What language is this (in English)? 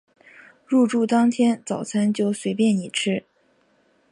Chinese